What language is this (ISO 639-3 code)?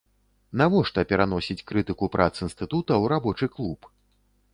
bel